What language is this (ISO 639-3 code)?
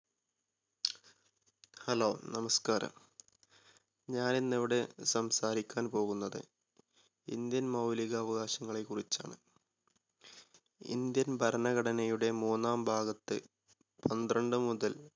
mal